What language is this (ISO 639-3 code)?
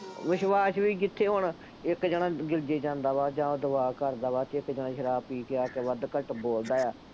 pan